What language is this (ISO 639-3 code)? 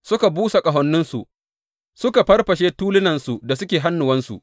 hau